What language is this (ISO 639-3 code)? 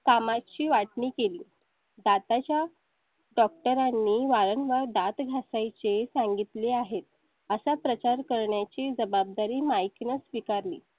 mar